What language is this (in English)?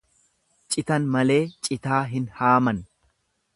Oromo